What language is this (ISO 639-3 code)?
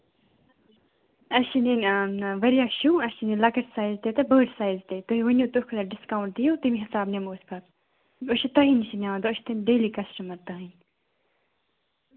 kas